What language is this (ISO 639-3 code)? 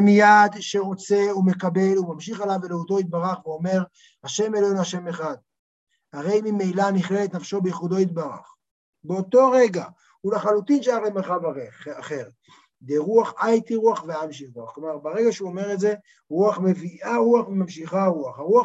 heb